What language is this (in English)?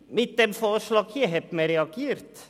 Swiss German